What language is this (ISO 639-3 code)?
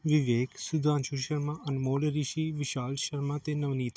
pan